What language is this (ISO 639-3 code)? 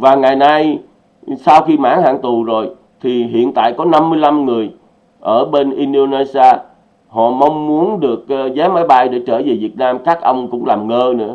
vie